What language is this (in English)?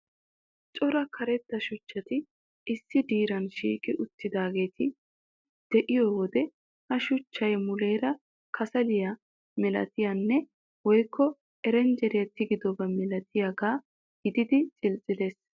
Wolaytta